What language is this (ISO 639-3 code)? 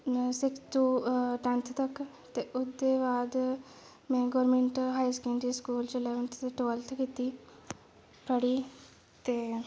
doi